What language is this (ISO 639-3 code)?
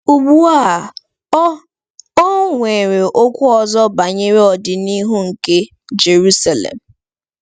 ibo